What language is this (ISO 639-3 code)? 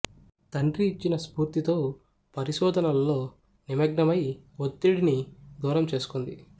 tel